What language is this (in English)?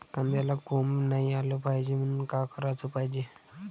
Marathi